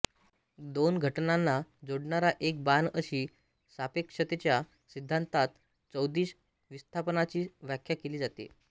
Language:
Marathi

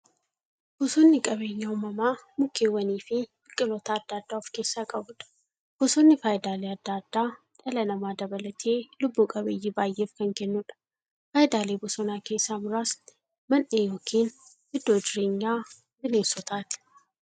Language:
Oromo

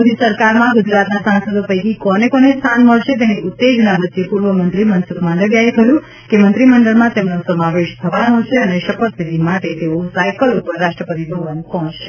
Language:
Gujarati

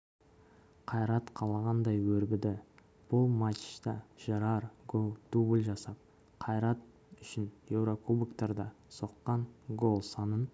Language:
Kazakh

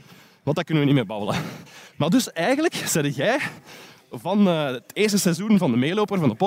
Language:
Dutch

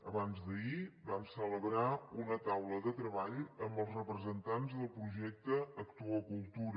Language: Catalan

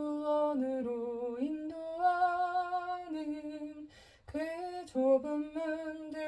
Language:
Korean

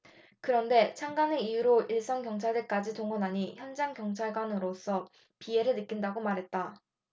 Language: Korean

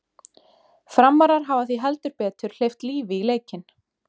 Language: Icelandic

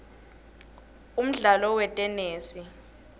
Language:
Swati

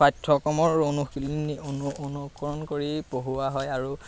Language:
Assamese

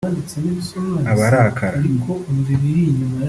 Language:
Kinyarwanda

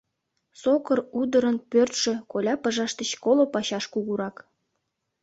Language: Mari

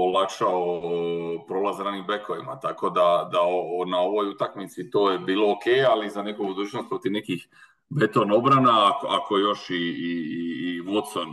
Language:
Croatian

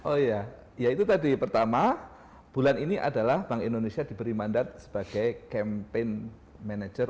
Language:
Indonesian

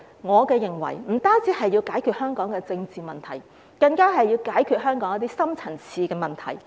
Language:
Cantonese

